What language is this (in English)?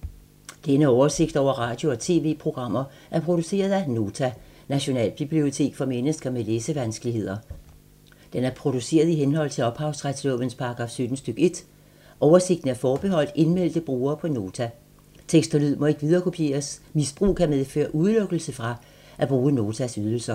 Danish